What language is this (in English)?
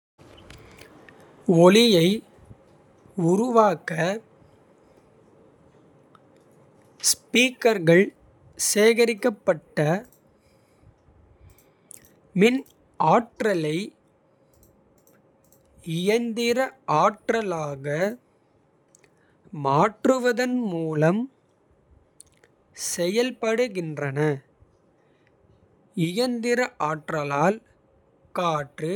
Kota (India)